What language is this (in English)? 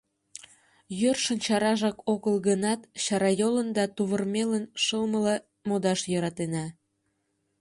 Mari